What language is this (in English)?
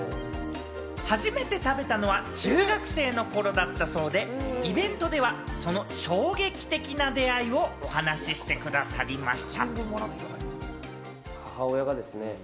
Japanese